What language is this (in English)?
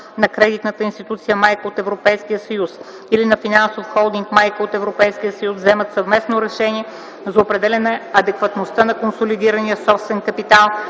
Bulgarian